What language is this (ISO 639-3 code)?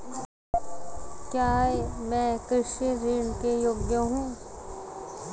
hin